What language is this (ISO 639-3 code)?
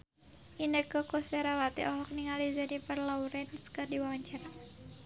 sun